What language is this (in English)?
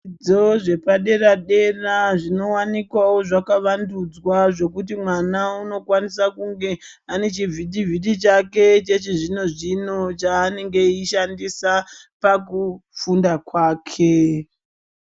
Ndau